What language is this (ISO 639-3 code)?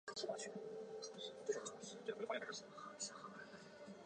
zho